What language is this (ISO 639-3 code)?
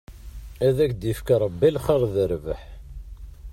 kab